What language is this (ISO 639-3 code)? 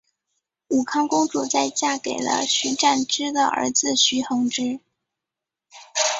zho